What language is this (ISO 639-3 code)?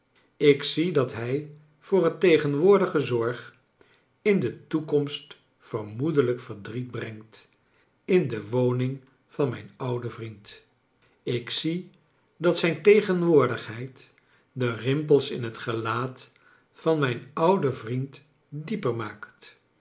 nld